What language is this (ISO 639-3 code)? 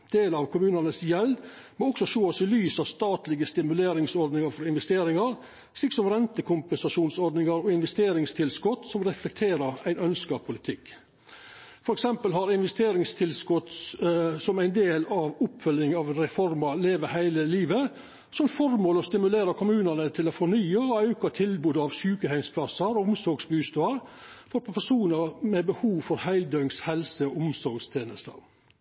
nno